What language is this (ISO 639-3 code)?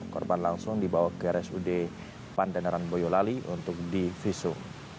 ind